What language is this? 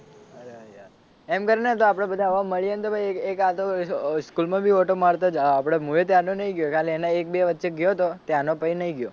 Gujarati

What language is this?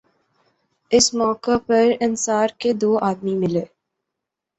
Urdu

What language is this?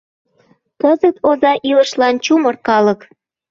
Mari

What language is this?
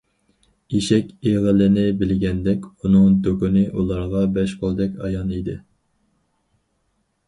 Uyghur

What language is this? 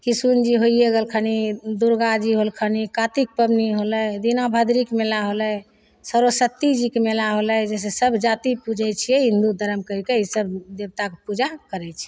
Maithili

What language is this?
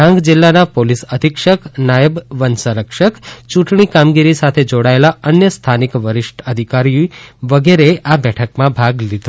Gujarati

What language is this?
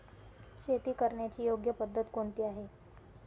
Marathi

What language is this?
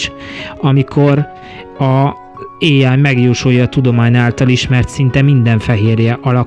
Hungarian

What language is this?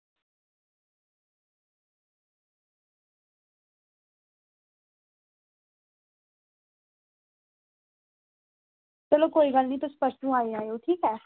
Dogri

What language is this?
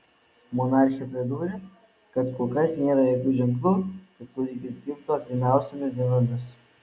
Lithuanian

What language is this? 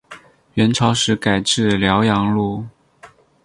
Chinese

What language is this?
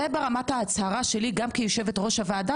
Hebrew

